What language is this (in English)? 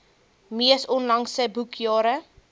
Afrikaans